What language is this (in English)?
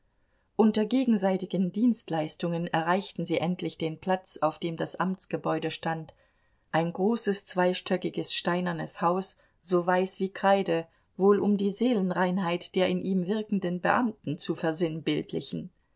German